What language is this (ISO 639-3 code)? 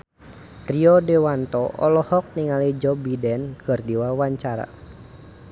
sun